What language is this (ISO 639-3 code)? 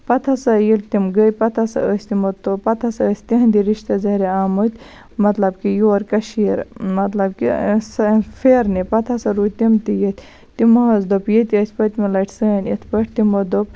kas